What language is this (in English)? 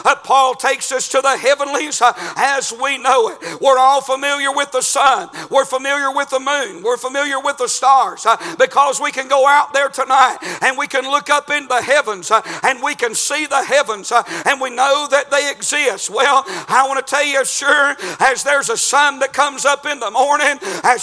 English